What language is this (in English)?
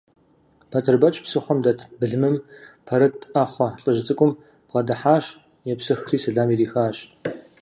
Kabardian